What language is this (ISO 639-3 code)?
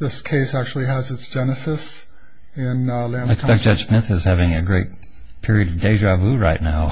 eng